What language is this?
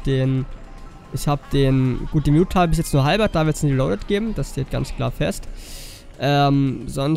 German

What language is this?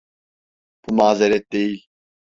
Turkish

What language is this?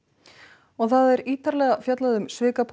Icelandic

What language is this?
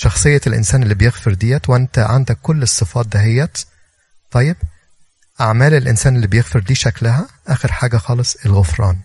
Arabic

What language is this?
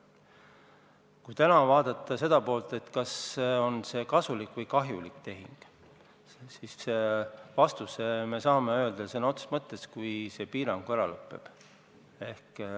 Estonian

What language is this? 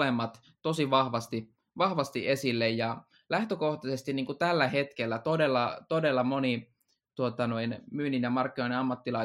Finnish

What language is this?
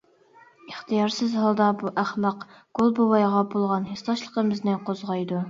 Uyghur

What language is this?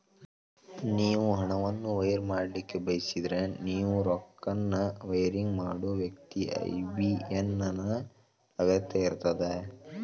Kannada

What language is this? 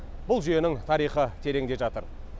Kazakh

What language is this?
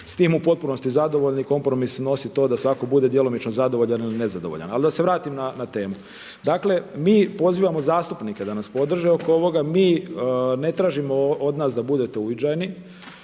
Croatian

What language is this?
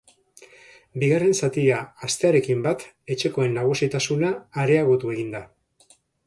Basque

